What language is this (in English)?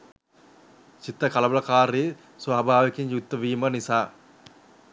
Sinhala